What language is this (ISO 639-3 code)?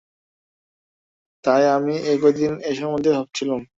ben